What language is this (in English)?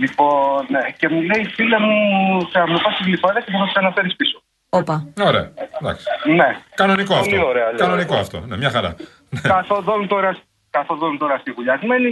Greek